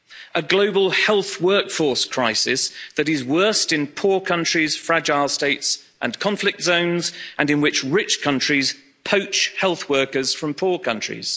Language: English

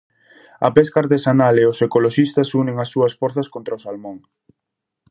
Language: Galician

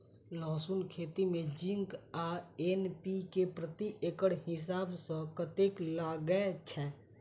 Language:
Maithili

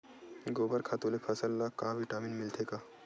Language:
Chhattisgarhi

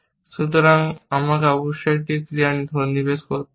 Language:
Bangla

